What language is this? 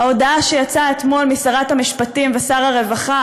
Hebrew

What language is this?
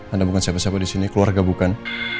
Indonesian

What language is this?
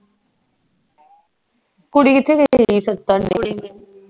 Punjabi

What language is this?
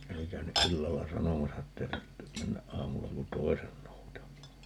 Finnish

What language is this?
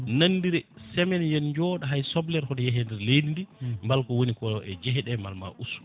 Fula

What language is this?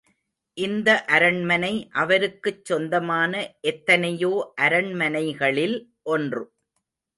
Tamil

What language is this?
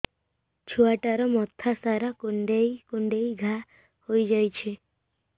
Odia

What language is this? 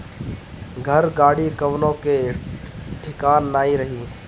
Bhojpuri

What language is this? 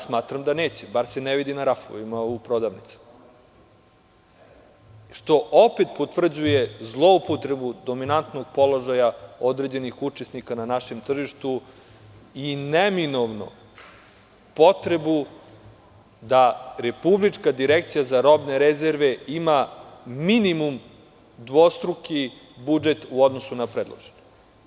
Serbian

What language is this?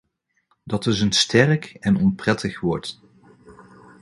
Dutch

